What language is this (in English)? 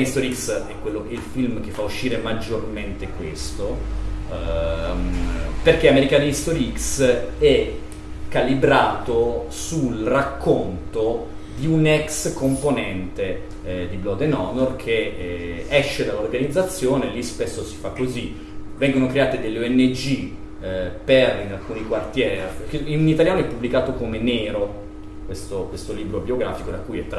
Italian